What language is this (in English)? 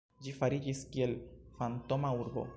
Esperanto